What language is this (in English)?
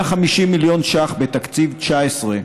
Hebrew